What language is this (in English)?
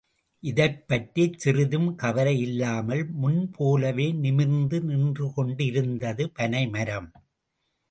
Tamil